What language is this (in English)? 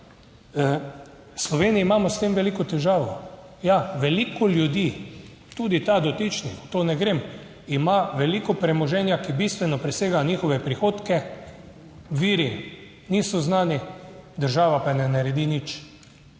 Slovenian